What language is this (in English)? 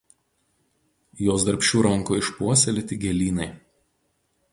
Lithuanian